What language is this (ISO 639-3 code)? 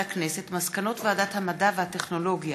heb